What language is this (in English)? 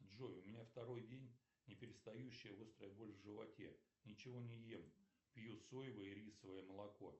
Russian